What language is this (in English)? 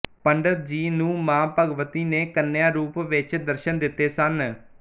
Punjabi